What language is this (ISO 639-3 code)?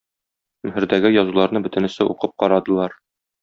tat